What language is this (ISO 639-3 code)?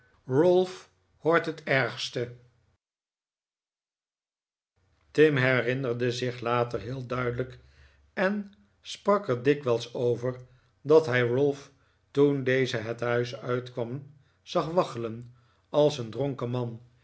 nld